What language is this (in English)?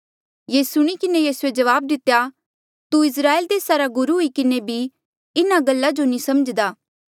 Mandeali